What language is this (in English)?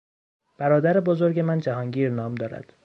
Persian